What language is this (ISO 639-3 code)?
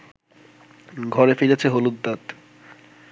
ben